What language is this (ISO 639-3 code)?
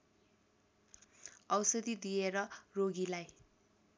nep